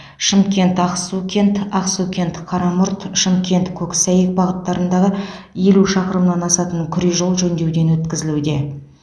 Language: Kazakh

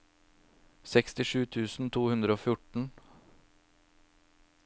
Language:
Norwegian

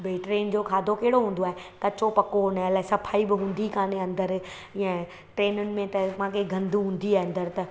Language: Sindhi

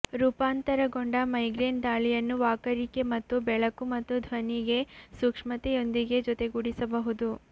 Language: Kannada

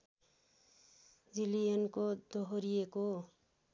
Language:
Nepali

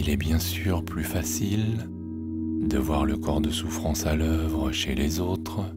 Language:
French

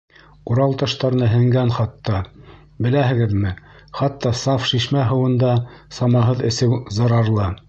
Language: Bashkir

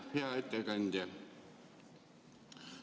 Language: Estonian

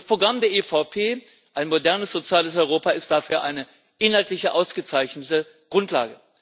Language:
German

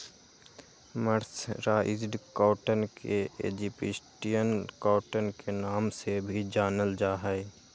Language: Magahi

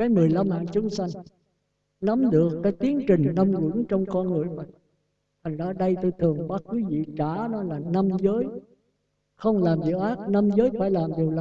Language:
Vietnamese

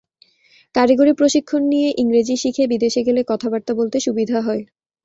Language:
Bangla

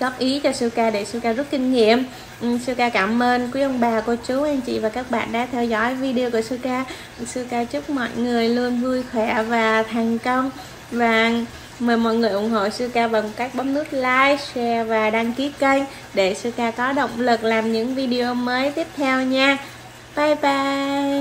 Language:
Vietnamese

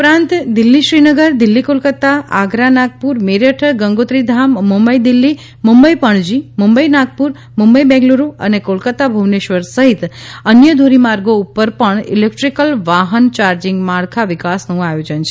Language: Gujarati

